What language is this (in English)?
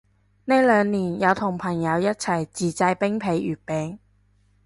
Cantonese